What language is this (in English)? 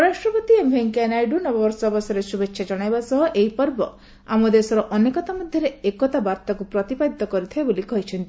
Odia